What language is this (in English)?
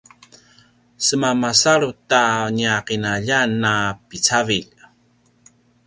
Paiwan